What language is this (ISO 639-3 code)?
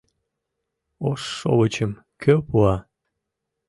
chm